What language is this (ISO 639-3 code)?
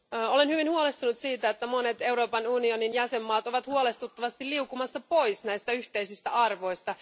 fin